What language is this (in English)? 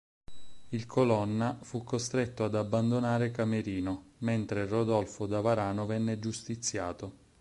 Italian